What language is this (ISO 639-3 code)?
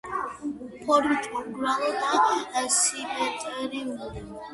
kat